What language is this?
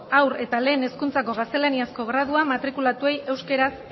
Basque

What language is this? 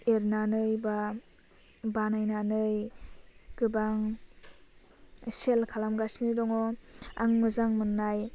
Bodo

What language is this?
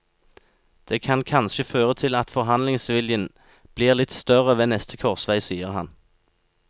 Norwegian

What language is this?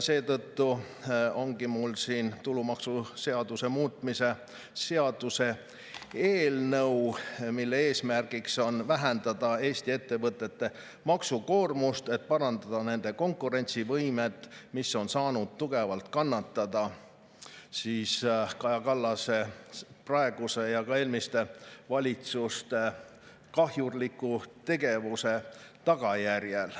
Estonian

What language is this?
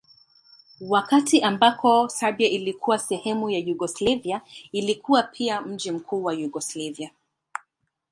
Swahili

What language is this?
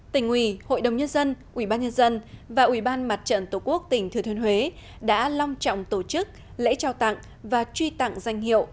Vietnamese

